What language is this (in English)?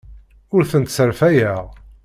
Kabyle